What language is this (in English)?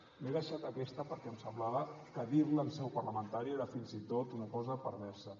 Catalan